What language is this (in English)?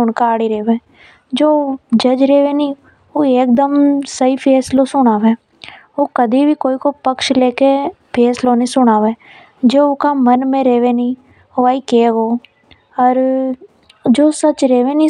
Hadothi